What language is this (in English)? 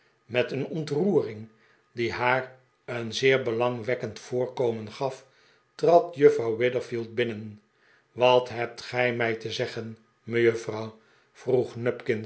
Dutch